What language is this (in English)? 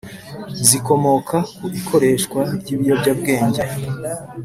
Kinyarwanda